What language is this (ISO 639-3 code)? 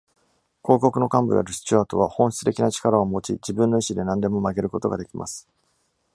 jpn